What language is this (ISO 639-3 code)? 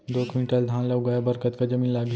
hne